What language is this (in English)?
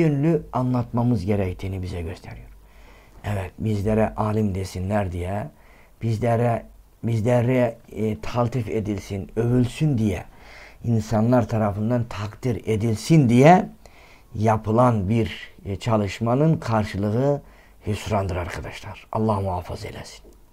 Turkish